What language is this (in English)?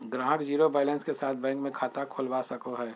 Magahi